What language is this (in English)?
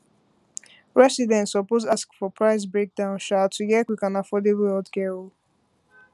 Nigerian Pidgin